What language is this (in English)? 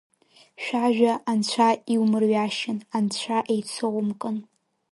Abkhazian